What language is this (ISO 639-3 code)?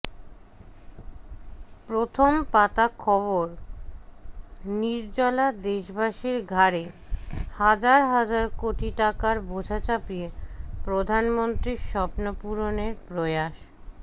ben